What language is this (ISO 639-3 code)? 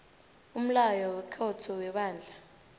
nbl